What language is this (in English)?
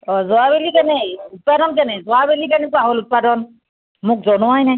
Assamese